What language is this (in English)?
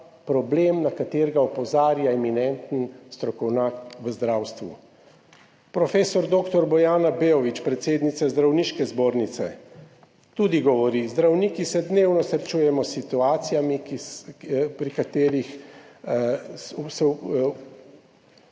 Slovenian